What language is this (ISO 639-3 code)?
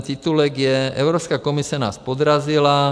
ces